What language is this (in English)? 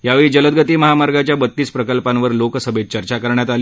Marathi